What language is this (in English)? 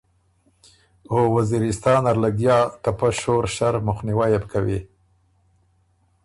Ormuri